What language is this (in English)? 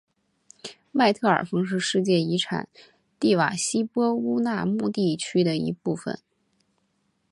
Chinese